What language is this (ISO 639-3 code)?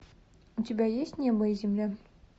rus